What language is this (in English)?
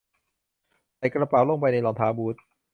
Thai